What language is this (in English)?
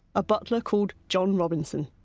English